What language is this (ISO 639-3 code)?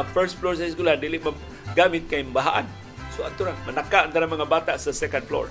fil